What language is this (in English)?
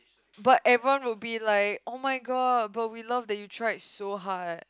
English